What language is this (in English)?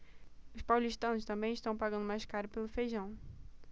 Portuguese